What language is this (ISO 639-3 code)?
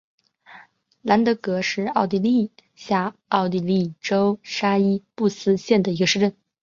zho